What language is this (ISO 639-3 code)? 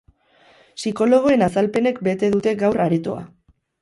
eus